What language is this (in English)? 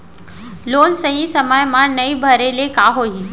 Chhattisgarhi